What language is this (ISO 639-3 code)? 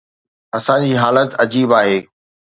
snd